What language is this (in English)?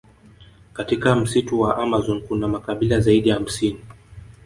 Swahili